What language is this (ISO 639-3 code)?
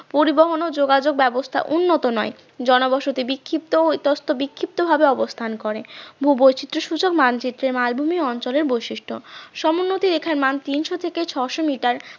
ben